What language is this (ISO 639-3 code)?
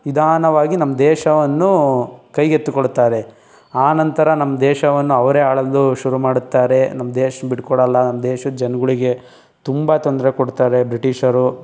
kan